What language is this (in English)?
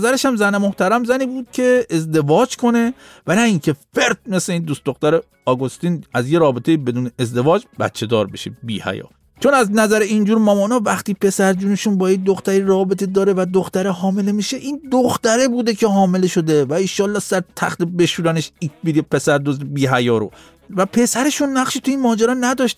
Persian